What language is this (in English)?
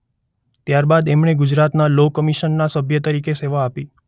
Gujarati